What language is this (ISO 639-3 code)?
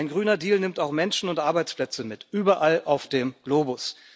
deu